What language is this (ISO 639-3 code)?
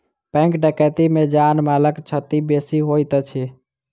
mai